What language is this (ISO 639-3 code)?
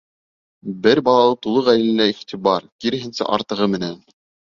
bak